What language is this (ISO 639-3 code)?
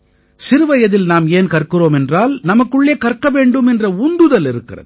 tam